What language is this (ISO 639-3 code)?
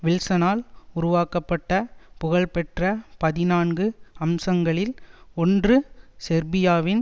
tam